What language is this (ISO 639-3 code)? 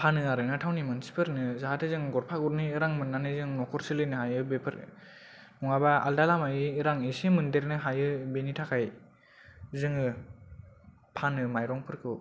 brx